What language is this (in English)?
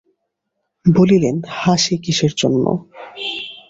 Bangla